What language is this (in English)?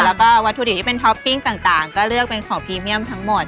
Thai